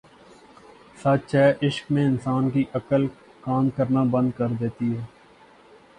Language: Urdu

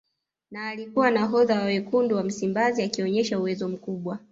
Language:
Swahili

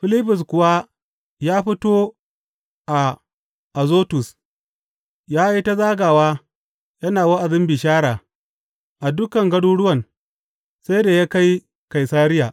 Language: Hausa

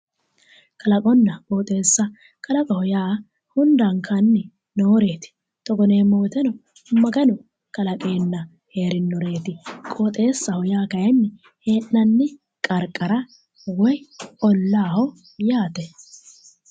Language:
Sidamo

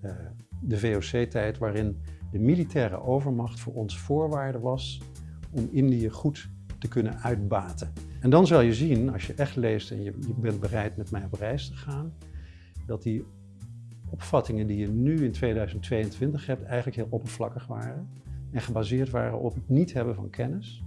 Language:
Dutch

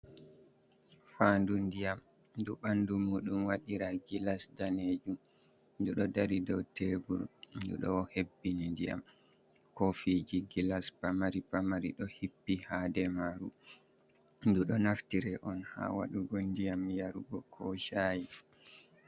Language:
Fula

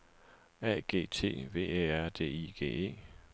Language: Danish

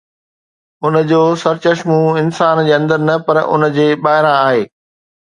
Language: Sindhi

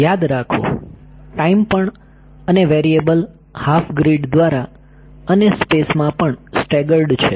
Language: Gujarati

